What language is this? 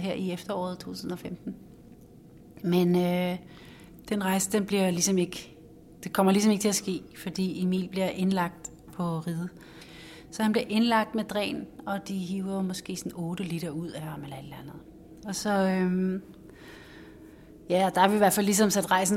Danish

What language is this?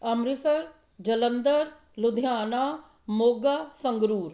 Punjabi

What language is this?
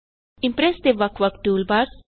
Punjabi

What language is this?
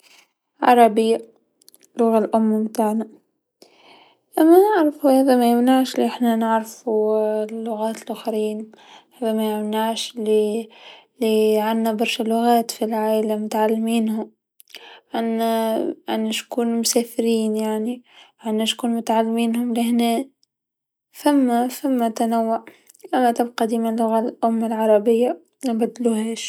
Tunisian Arabic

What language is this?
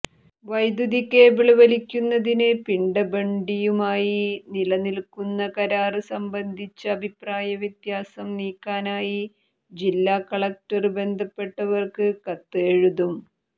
Malayalam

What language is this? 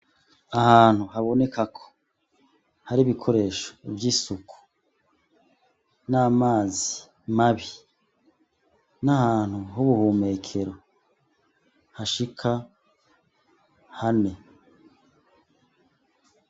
Rundi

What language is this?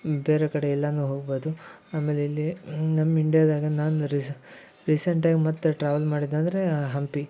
Kannada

